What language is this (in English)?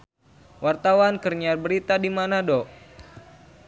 Sundanese